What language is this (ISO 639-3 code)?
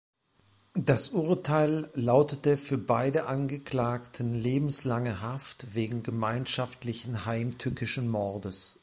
deu